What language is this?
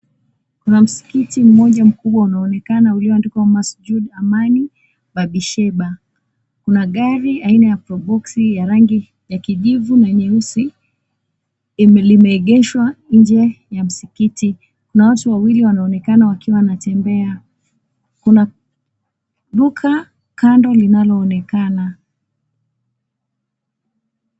Swahili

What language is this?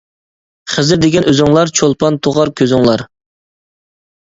Uyghur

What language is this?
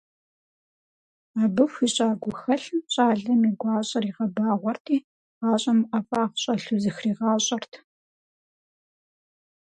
Kabardian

